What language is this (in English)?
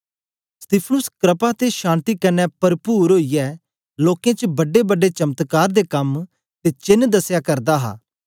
Dogri